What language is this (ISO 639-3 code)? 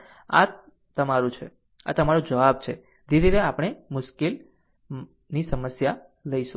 guj